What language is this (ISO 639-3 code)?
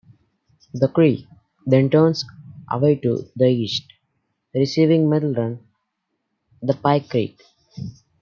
eng